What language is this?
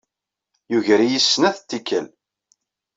Kabyle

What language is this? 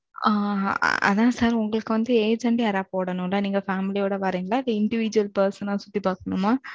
Tamil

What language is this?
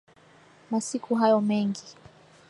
Swahili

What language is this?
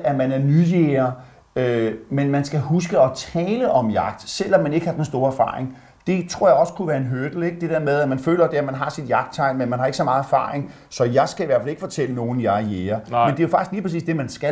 Danish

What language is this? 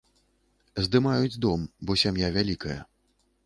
Belarusian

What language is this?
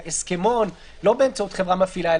Hebrew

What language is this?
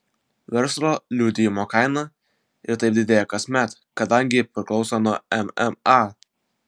Lithuanian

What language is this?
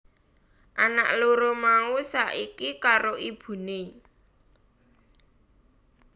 Javanese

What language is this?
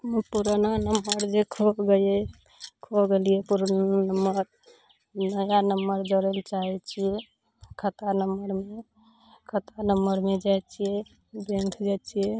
Maithili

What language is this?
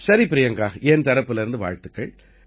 Tamil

